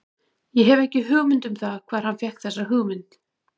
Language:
Icelandic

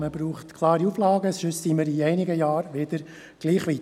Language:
Swiss German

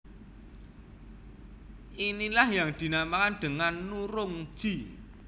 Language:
Javanese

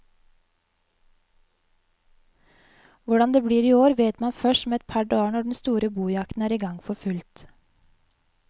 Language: Norwegian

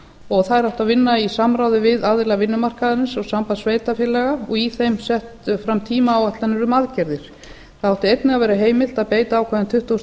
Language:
Icelandic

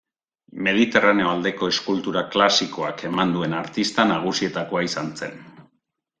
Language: Basque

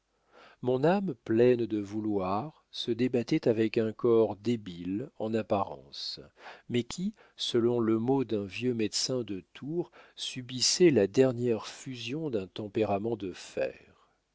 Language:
French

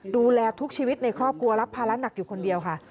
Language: Thai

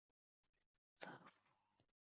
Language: Chinese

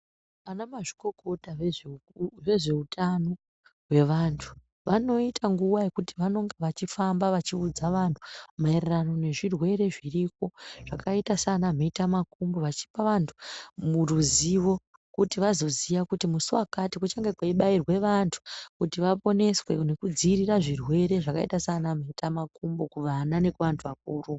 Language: Ndau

